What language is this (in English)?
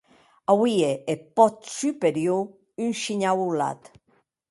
Occitan